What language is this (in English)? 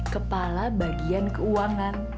Indonesian